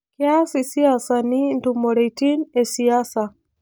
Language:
Masai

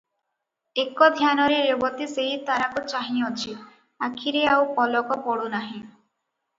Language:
Odia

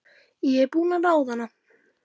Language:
Icelandic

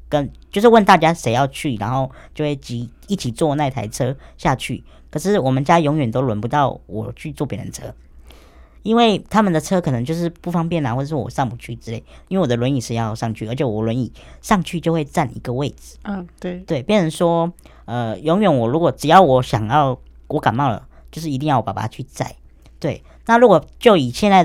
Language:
Chinese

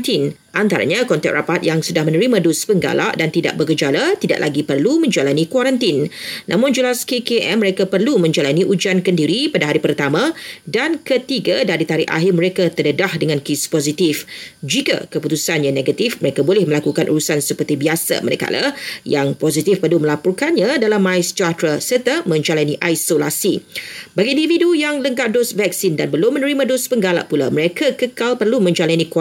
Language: Malay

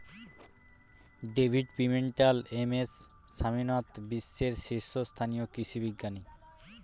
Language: Bangla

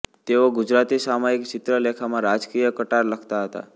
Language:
Gujarati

